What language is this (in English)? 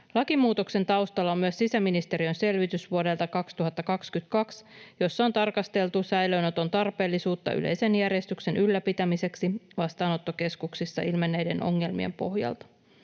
Finnish